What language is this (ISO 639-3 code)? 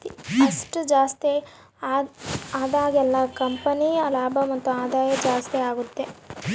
kan